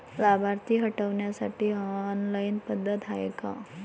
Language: Marathi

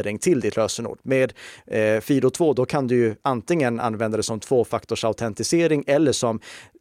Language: Swedish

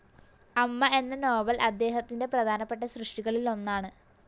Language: Malayalam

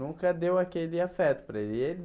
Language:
Portuguese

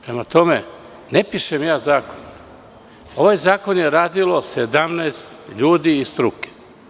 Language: Serbian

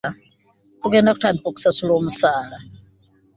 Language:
Ganda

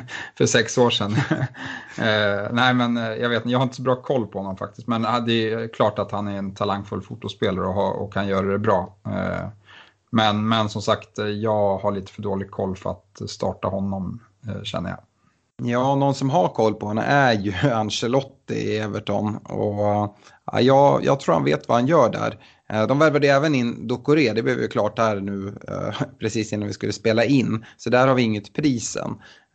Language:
Swedish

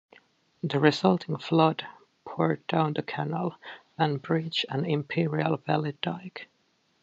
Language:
English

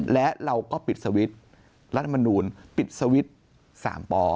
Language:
Thai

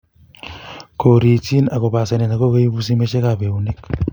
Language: Kalenjin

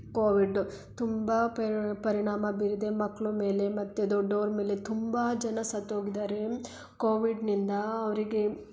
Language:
Kannada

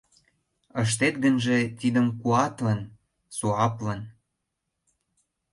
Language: Mari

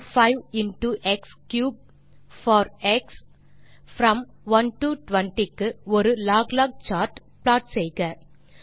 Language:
Tamil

